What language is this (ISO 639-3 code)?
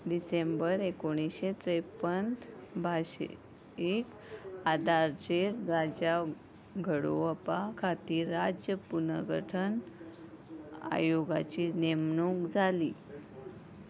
kok